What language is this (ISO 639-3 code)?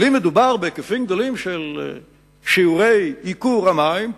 heb